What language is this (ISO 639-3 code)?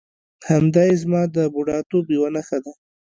pus